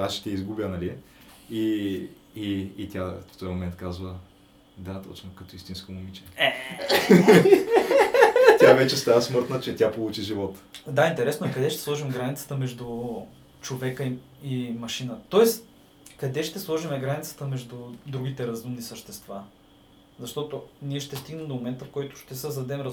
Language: Bulgarian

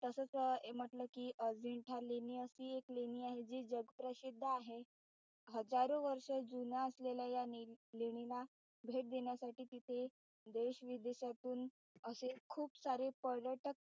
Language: Marathi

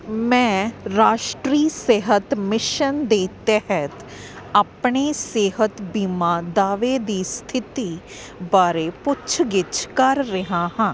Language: Punjabi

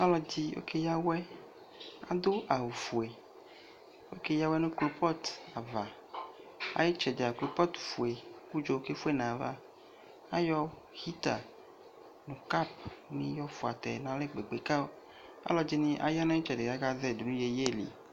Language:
Ikposo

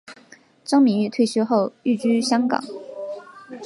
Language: Chinese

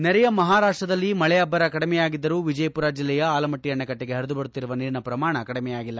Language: Kannada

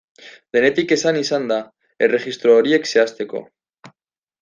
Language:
Basque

